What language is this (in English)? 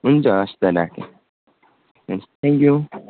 Nepali